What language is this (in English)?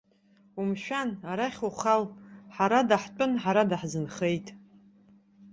Abkhazian